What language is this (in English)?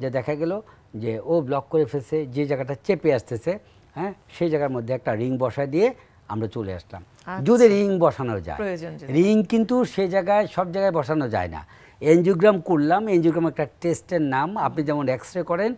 Hindi